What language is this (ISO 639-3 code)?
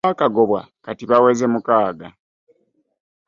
lug